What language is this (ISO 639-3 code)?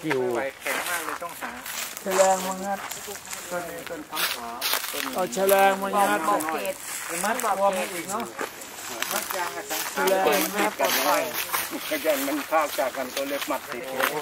tha